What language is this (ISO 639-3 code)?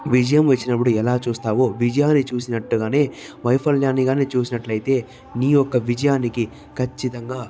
tel